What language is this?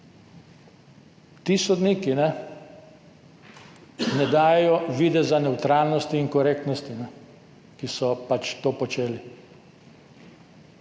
Slovenian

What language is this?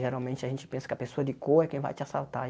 Portuguese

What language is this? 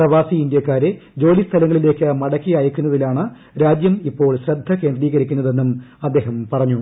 Malayalam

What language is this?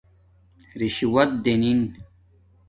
Domaaki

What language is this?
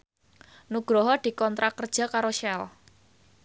Javanese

